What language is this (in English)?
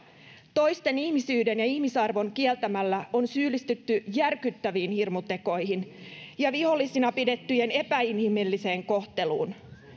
Finnish